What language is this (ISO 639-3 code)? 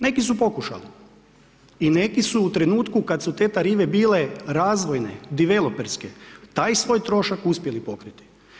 hrv